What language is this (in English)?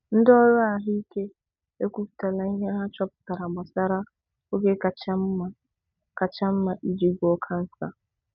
Igbo